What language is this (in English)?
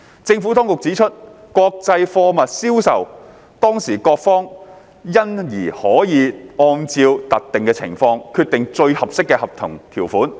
Cantonese